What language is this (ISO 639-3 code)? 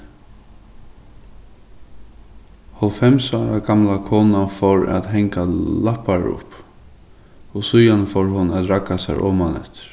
fao